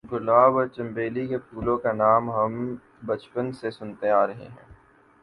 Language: Urdu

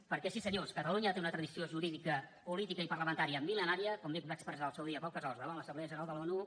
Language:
Catalan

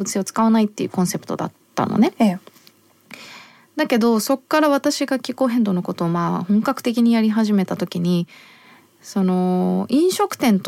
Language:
Japanese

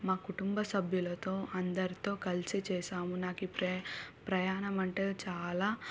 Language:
Telugu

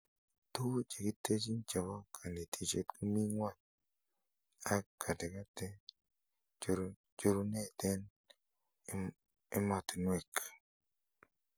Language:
Kalenjin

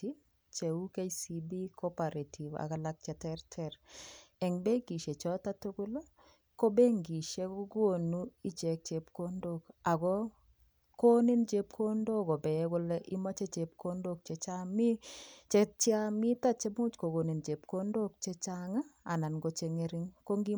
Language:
Kalenjin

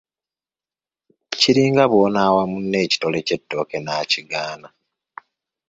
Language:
Ganda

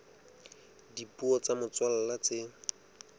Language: Southern Sotho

